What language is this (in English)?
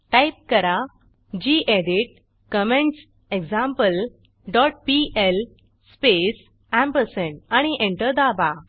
Marathi